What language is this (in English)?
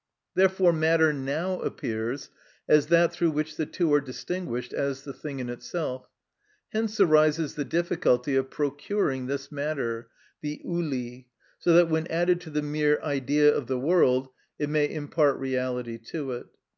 English